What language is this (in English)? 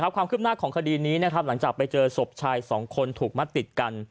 Thai